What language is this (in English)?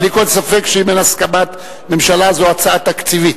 Hebrew